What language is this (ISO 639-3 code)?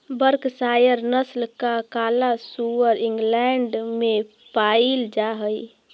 mag